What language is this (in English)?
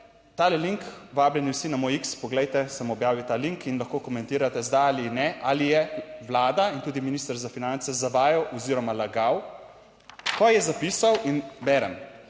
Slovenian